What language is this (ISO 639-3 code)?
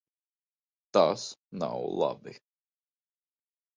lav